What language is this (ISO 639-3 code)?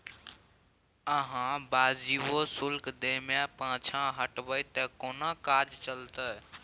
mai